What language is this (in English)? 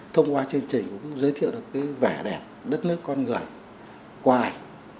Vietnamese